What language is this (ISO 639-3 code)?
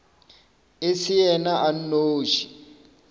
nso